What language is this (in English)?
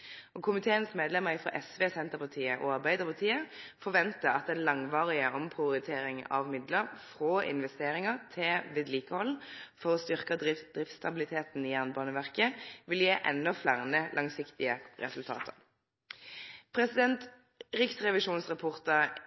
Norwegian Nynorsk